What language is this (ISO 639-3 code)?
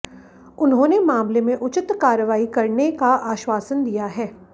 hin